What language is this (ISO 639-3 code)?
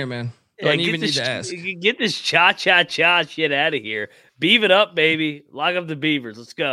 eng